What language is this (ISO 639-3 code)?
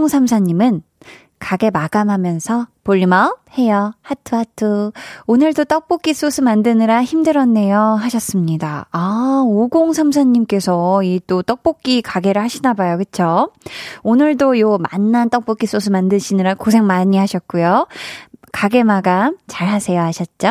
kor